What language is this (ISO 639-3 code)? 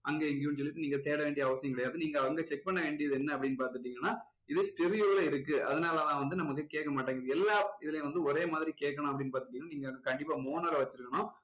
tam